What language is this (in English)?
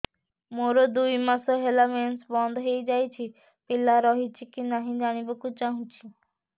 Odia